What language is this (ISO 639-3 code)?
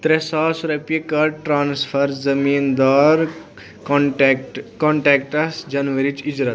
kas